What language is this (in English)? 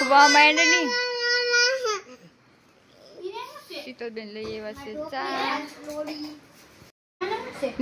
Gujarati